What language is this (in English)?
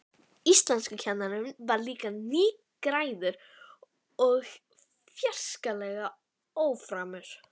Icelandic